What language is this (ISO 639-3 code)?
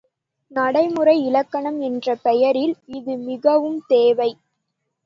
tam